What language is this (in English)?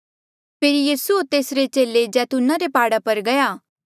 Mandeali